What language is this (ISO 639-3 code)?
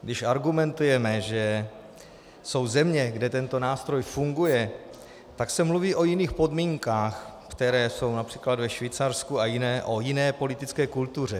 ces